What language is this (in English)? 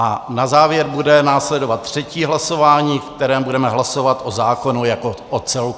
Czech